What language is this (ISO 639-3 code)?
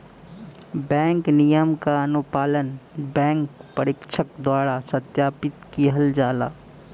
bho